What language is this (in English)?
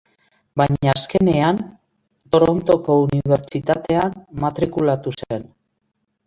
Basque